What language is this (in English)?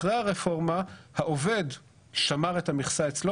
Hebrew